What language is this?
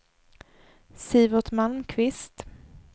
Swedish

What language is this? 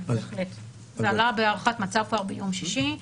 Hebrew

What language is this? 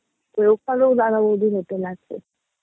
Bangla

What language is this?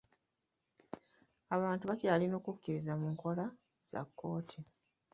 Ganda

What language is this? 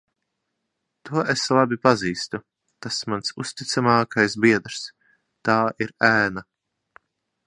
Latvian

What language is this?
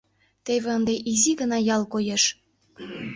Mari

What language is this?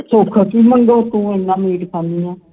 Punjabi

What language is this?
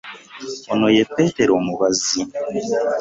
Ganda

